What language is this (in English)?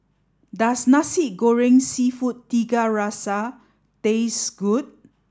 English